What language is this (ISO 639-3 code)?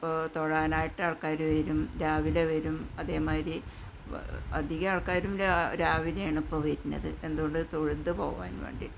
mal